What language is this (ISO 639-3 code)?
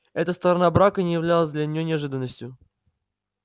rus